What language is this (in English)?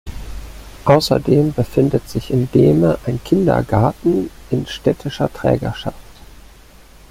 German